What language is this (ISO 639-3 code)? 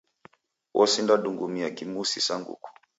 dav